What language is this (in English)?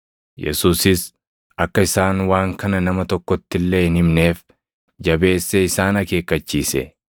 Oromo